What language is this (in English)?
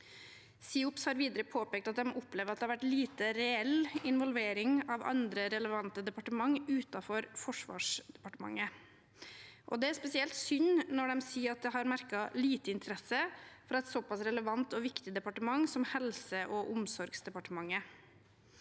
Norwegian